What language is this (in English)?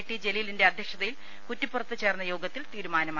Malayalam